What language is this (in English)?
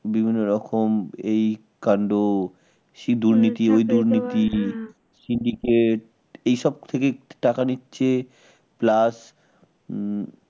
Bangla